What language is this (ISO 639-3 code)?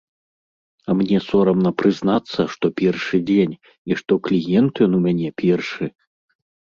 bel